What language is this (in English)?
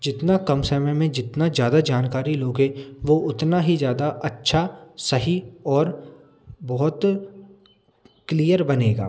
Hindi